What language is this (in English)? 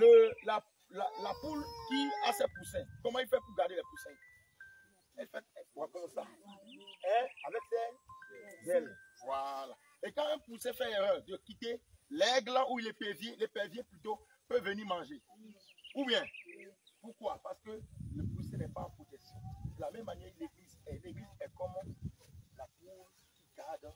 French